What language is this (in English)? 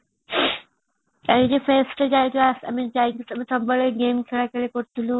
Odia